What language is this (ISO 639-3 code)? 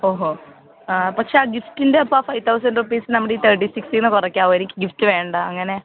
mal